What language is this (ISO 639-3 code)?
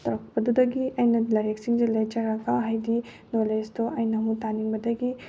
mni